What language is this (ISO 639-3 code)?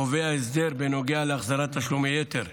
heb